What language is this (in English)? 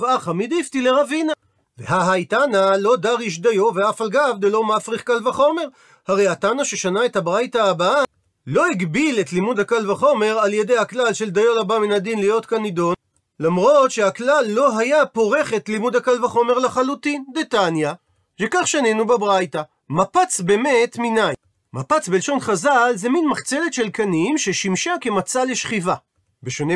Hebrew